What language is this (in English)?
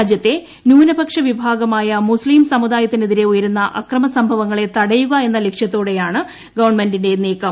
Malayalam